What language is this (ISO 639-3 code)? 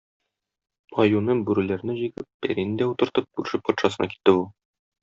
tat